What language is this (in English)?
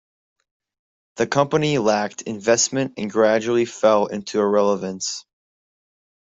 English